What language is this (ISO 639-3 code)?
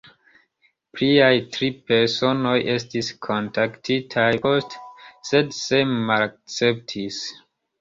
epo